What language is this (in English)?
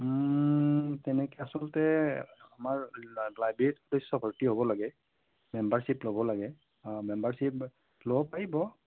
Assamese